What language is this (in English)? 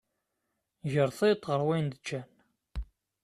Kabyle